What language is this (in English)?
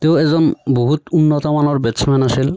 Assamese